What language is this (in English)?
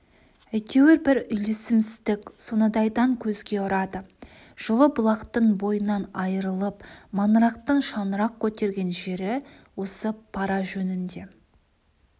Kazakh